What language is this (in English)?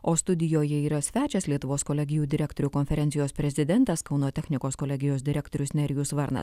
Lithuanian